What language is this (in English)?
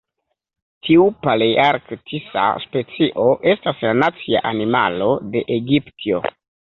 Esperanto